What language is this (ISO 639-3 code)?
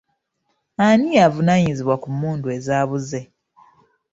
lug